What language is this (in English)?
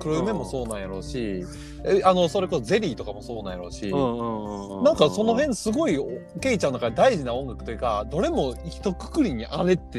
Japanese